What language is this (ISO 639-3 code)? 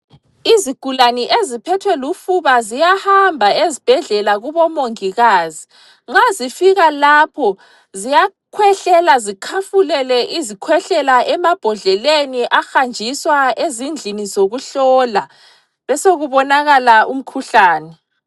nde